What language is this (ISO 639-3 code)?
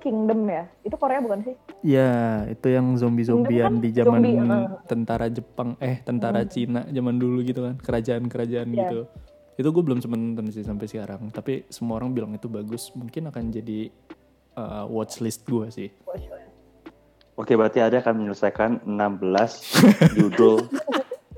ind